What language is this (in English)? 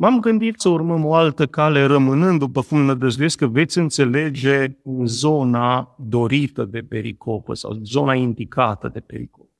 Romanian